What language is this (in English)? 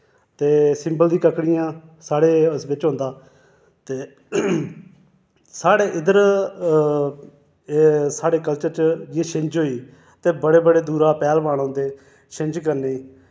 Dogri